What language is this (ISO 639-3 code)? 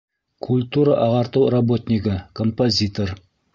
bak